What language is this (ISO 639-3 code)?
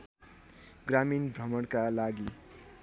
nep